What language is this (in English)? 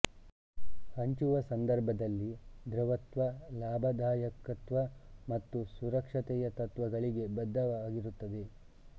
Kannada